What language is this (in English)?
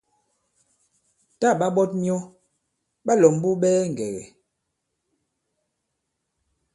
Bankon